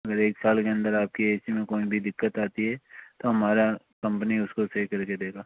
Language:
Hindi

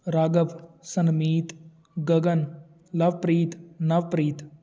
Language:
Punjabi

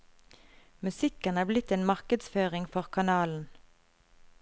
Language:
Norwegian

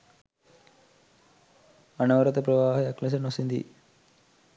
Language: Sinhala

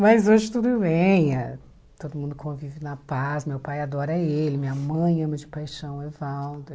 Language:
Portuguese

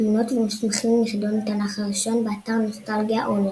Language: Hebrew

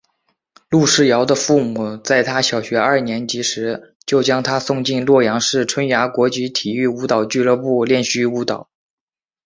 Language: Chinese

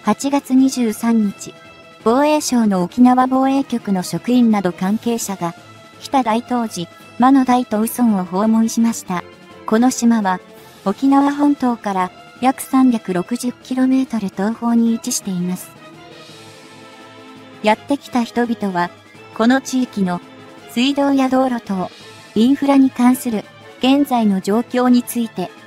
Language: Japanese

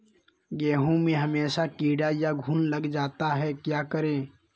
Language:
Magahi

